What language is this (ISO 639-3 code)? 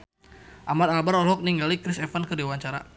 sun